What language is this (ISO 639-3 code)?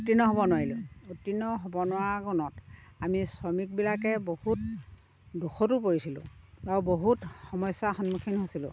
asm